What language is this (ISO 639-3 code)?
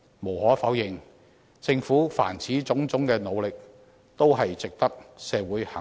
yue